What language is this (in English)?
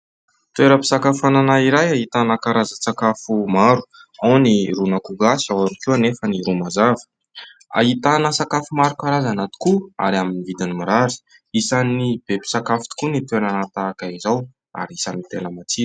Malagasy